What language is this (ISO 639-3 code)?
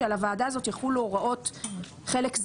heb